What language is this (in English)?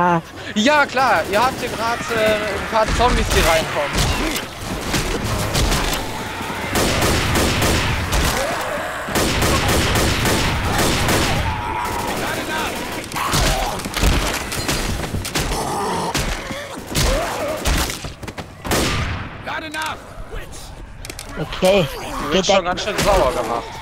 German